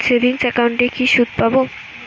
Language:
Bangla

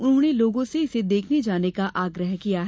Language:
Hindi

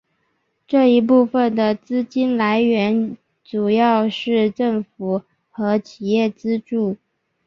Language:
Chinese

